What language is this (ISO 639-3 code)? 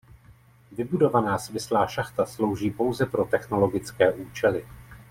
ces